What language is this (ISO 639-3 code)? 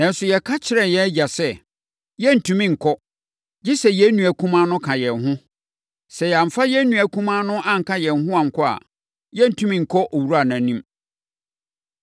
aka